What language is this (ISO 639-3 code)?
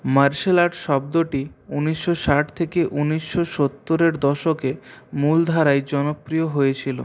ben